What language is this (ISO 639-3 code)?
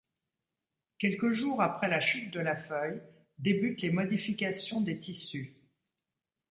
fra